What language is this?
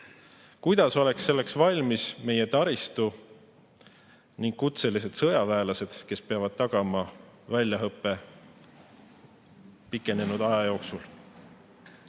Estonian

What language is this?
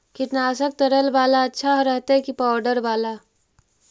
Magahi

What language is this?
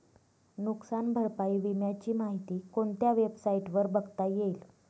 Marathi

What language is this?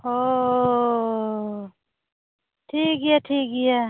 Santali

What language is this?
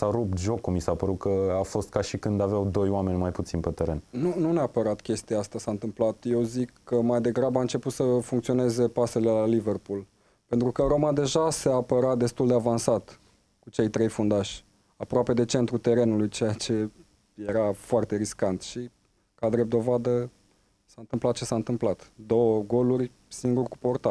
Romanian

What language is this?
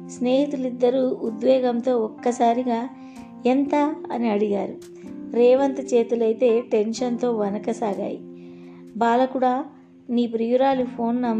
Telugu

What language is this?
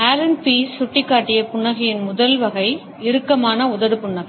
Tamil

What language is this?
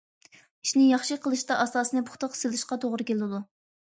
Uyghur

